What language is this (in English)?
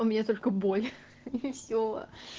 Russian